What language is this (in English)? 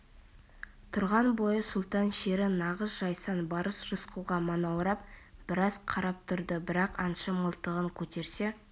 Kazakh